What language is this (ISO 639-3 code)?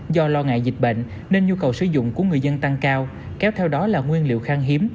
vie